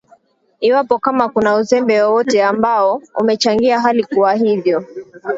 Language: Swahili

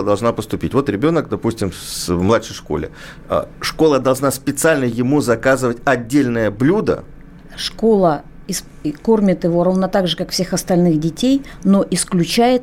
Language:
Russian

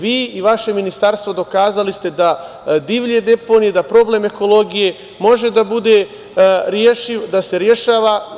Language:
Serbian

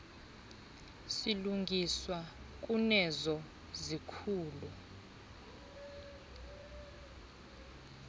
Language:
Xhosa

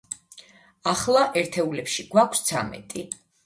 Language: Georgian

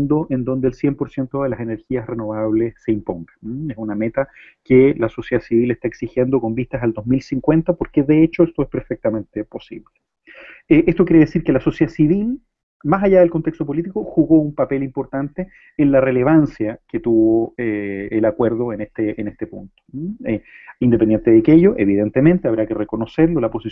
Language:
Spanish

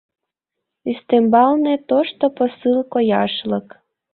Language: Mari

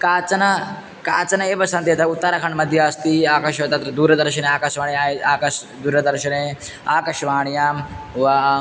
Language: Sanskrit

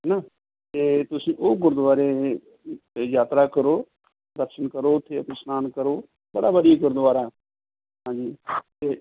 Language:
Punjabi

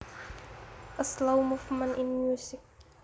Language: Javanese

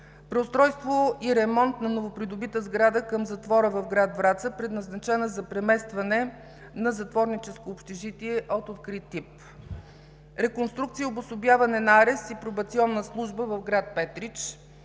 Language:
Bulgarian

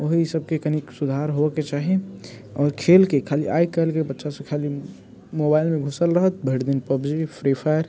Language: Maithili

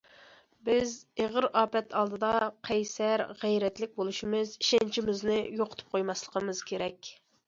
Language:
Uyghur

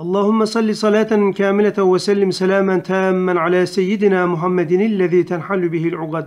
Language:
Turkish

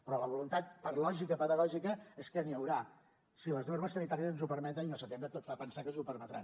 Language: Catalan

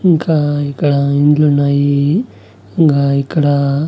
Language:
Telugu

